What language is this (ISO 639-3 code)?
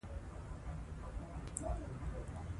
pus